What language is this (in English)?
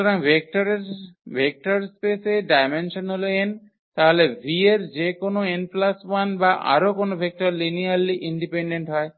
Bangla